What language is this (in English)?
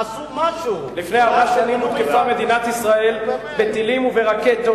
Hebrew